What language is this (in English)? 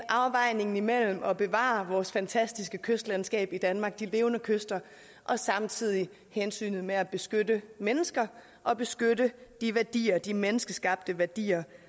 Danish